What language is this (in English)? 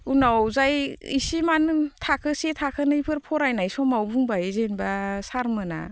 Bodo